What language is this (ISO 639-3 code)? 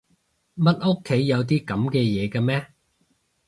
yue